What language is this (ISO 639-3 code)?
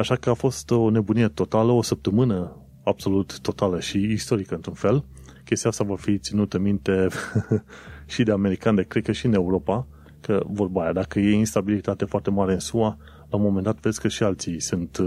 ron